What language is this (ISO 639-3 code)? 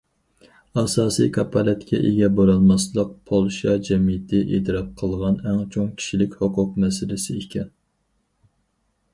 uig